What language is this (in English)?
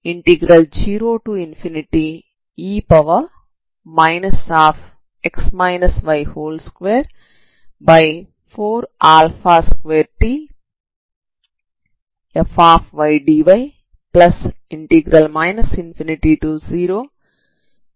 Telugu